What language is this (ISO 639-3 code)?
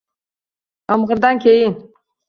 uzb